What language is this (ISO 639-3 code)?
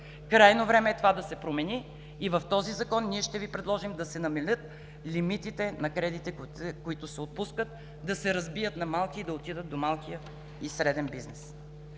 bul